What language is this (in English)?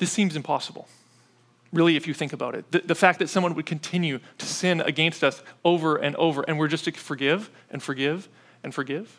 English